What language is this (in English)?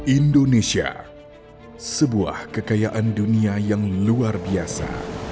Indonesian